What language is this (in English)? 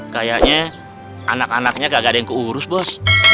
Indonesian